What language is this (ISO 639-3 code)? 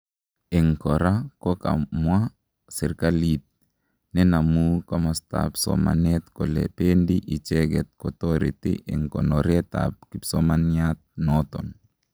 kln